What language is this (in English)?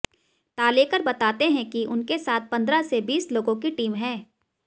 Hindi